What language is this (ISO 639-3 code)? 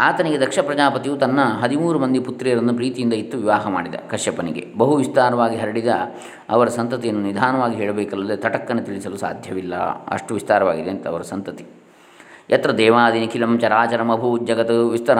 kan